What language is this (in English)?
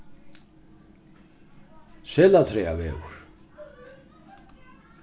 Faroese